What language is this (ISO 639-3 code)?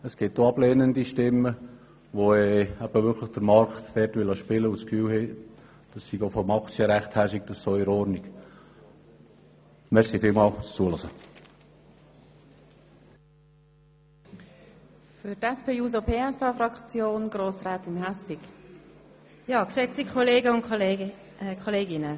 gsw